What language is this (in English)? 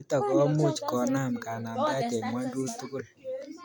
Kalenjin